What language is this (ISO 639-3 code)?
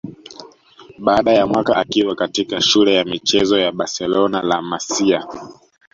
swa